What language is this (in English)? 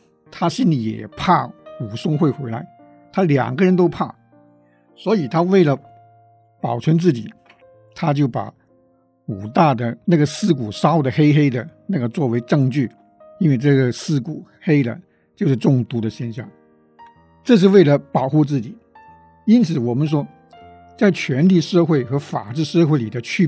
Chinese